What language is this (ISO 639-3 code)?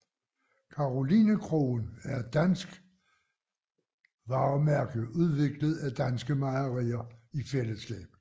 dan